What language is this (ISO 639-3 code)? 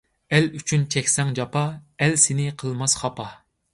uig